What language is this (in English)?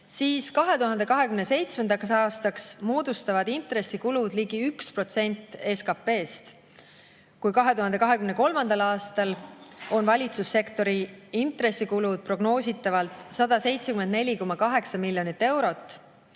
Estonian